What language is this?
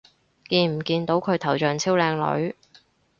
Cantonese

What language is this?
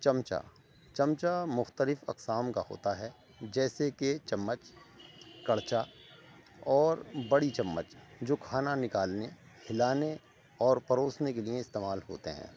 Urdu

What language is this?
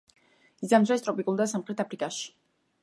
Georgian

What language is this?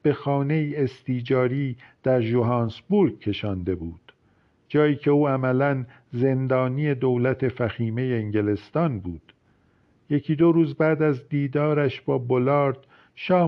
Persian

